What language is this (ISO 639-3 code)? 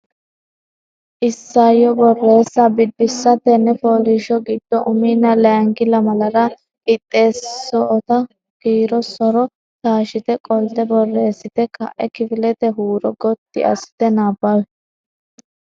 sid